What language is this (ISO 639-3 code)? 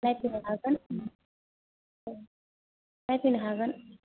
brx